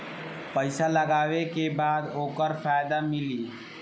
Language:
Bhojpuri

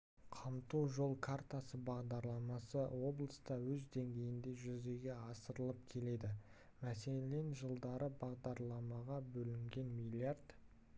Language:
Kazakh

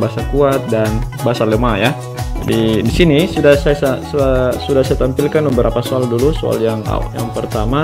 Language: Indonesian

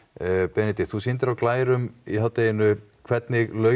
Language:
Icelandic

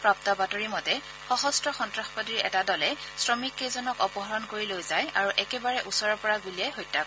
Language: Assamese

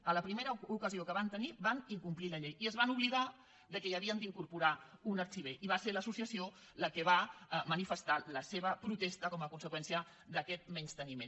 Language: Catalan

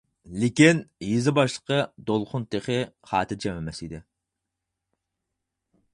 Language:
Uyghur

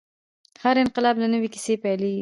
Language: Pashto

